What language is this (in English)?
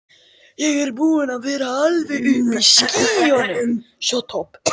Icelandic